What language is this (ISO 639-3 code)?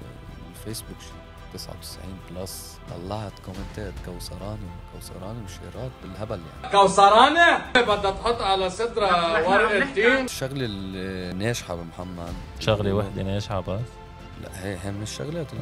ara